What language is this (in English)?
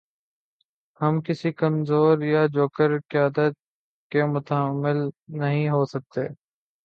Urdu